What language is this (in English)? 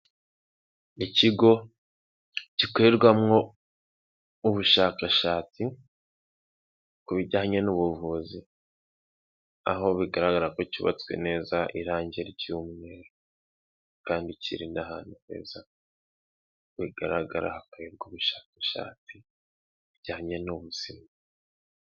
Kinyarwanda